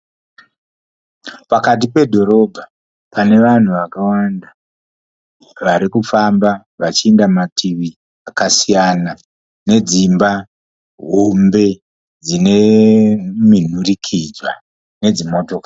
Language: Shona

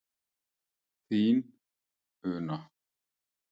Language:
Icelandic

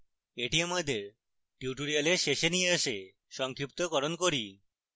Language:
Bangla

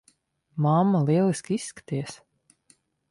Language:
Latvian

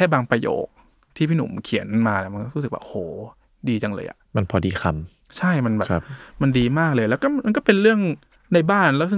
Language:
Thai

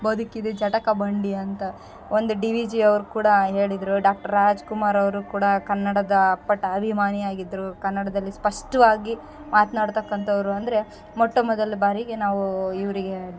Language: Kannada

